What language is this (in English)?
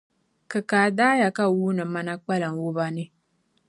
Dagbani